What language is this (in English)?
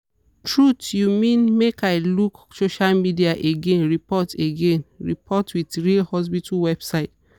Nigerian Pidgin